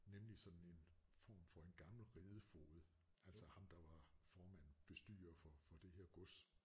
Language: Danish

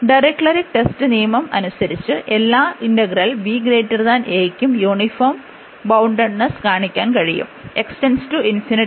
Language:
Malayalam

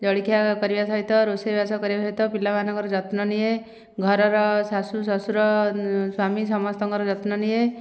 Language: Odia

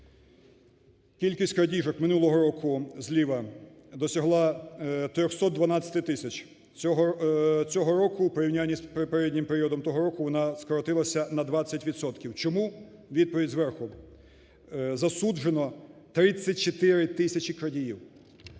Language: Ukrainian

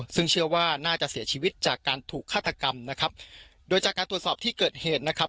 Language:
Thai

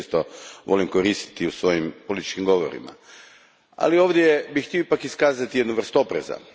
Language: Croatian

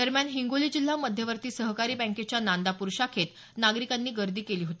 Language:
Marathi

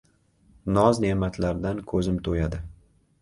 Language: Uzbek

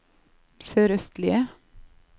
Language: Norwegian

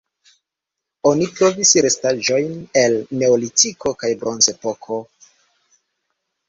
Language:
Esperanto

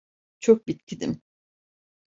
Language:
Turkish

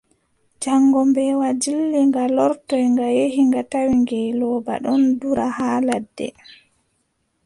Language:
Adamawa Fulfulde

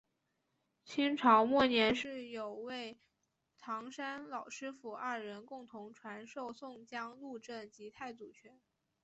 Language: Chinese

